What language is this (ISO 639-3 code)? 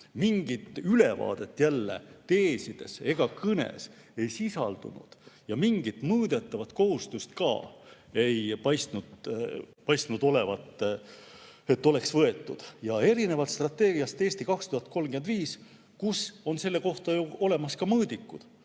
est